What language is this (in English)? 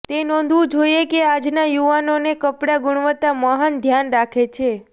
Gujarati